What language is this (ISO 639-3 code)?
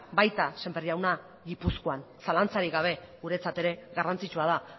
eus